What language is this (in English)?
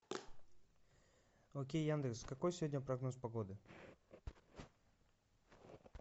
Russian